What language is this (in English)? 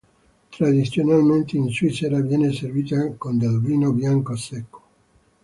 Italian